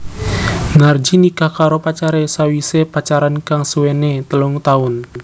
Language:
Javanese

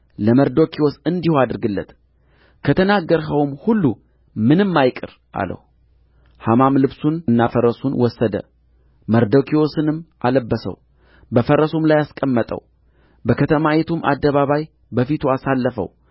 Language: Amharic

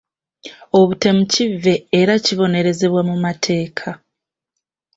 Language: Ganda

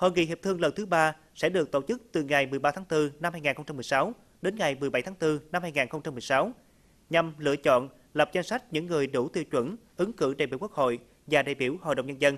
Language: Vietnamese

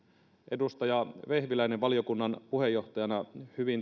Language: Finnish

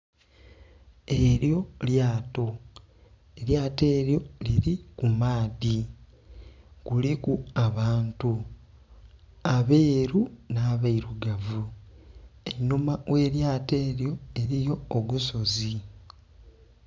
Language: Soga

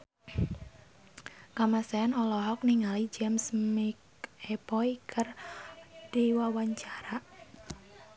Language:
Sundanese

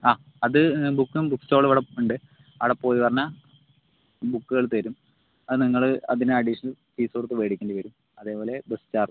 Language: Malayalam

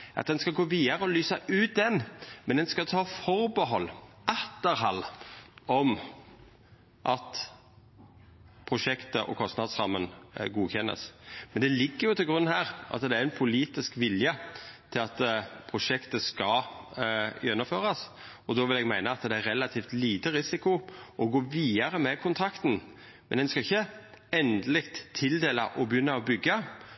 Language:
Norwegian Nynorsk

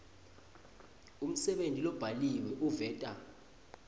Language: Swati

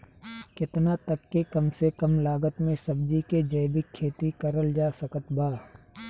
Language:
Bhojpuri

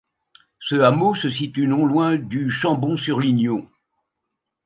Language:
French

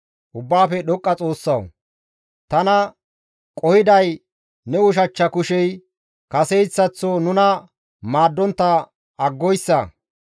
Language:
Gamo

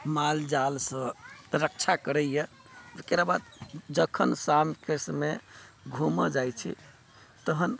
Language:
Maithili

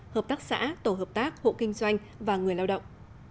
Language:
Vietnamese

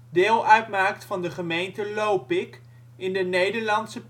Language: Dutch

